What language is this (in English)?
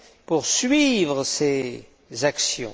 French